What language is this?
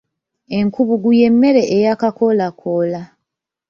Ganda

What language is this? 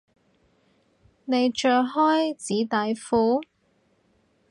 Cantonese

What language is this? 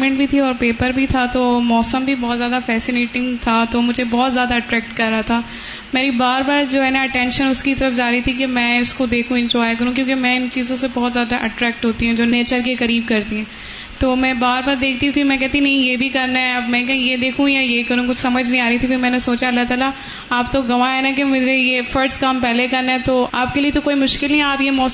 Urdu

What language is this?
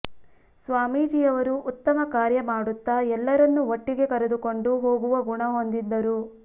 Kannada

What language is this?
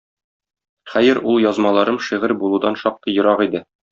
Tatar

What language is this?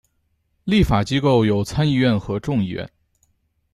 Chinese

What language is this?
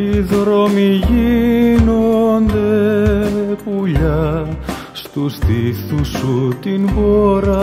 Greek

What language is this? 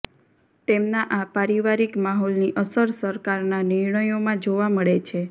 Gujarati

